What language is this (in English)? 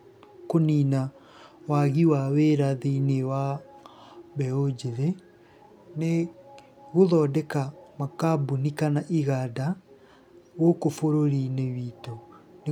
Kikuyu